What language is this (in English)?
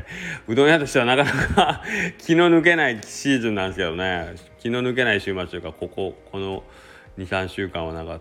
Japanese